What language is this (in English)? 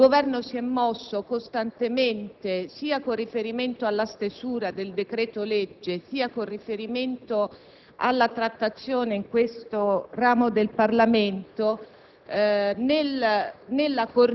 Italian